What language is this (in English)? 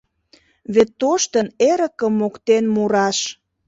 Mari